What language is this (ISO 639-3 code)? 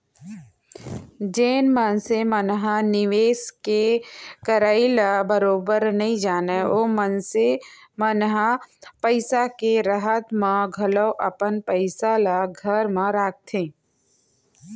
hne